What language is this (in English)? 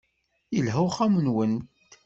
Kabyle